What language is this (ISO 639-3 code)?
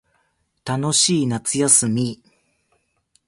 jpn